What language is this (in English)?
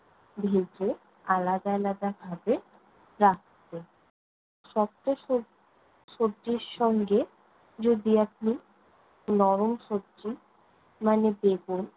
Bangla